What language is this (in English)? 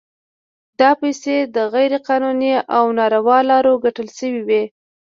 Pashto